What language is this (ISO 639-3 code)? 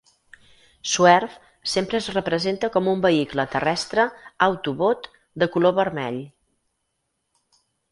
cat